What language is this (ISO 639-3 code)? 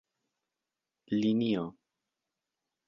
epo